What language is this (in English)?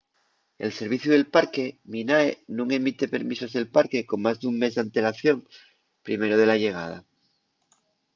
Asturian